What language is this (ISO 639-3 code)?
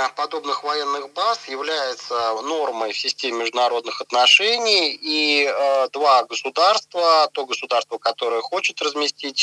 rus